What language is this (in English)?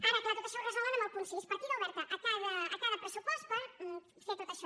Catalan